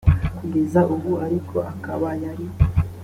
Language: Kinyarwanda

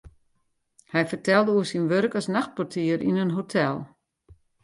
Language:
Western Frisian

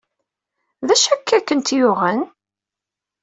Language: Kabyle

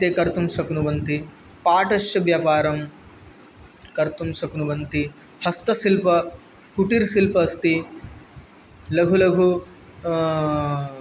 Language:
Sanskrit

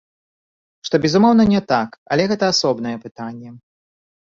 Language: Belarusian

